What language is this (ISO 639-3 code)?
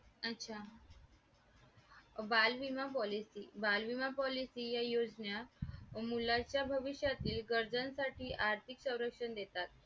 mar